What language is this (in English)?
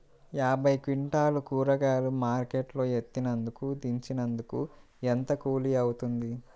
Telugu